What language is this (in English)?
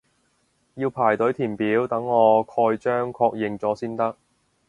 Cantonese